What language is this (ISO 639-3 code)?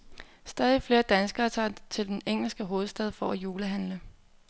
dan